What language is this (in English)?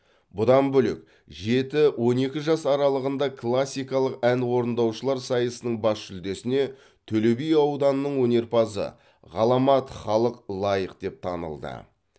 Kazakh